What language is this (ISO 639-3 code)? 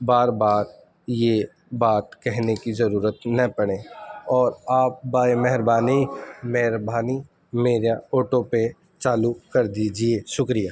urd